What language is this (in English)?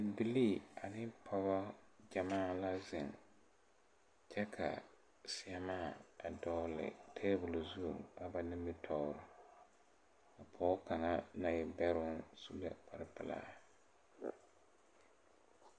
Southern Dagaare